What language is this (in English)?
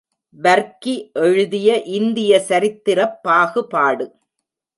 Tamil